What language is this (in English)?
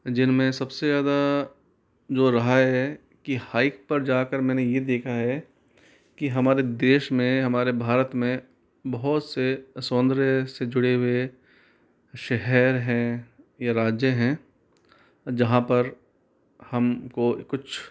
Hindi